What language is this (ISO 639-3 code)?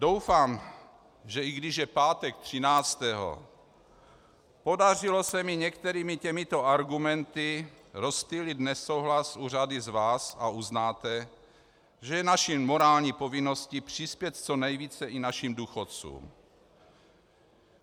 ces